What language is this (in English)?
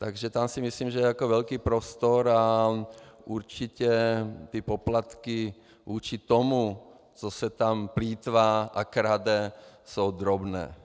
Czech